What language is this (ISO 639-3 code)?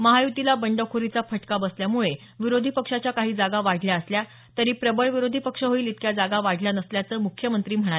mar